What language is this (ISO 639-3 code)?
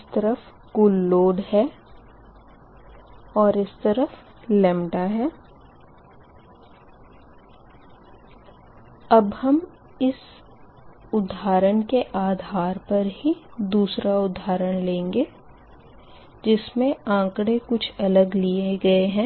hin